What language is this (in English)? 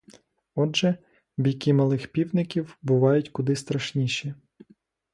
Ukrainian